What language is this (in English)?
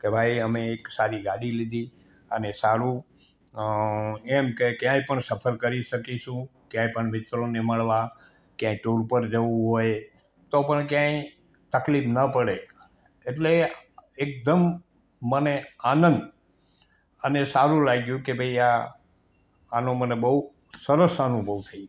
Gujarati